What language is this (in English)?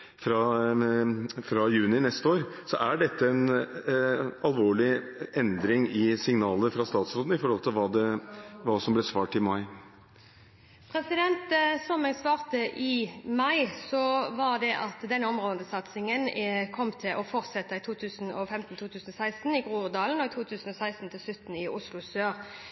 Norwegian Bokmål